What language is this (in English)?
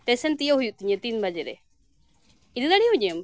Santali